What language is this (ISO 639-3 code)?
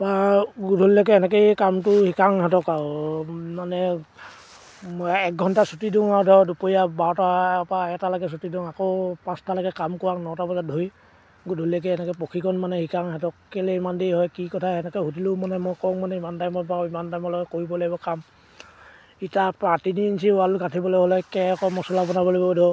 asm